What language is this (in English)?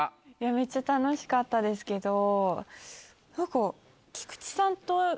Japanese